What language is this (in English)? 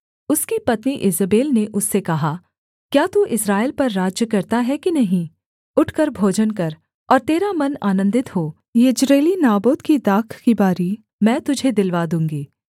Hindi